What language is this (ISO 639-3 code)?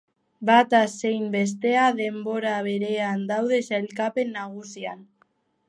eus